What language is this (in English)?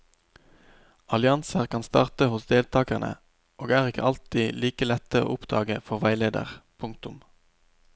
Norwegian